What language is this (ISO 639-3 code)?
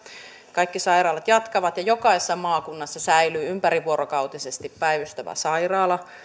fin